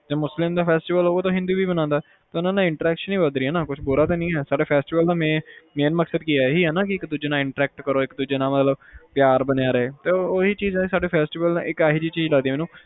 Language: Punjabi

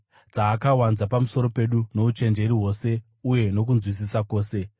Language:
Shona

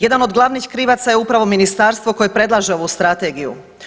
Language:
Croatian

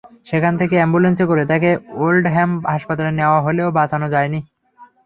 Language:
Bangla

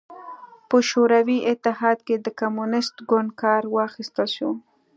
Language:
Pashto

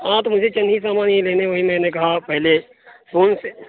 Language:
Urdu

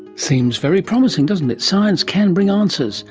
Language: English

